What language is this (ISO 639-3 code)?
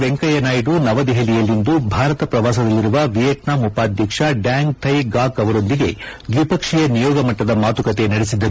kan